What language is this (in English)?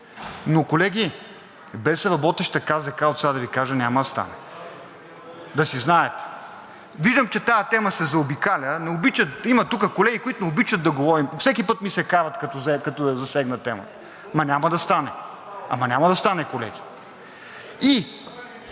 Bulgarian